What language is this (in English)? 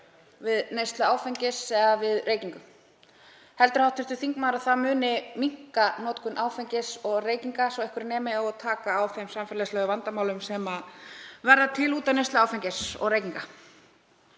Icelandic